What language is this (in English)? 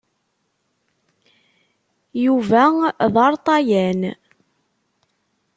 Kabyle